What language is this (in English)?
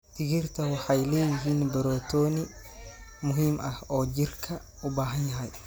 Somali